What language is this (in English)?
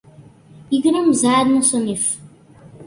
Macedonian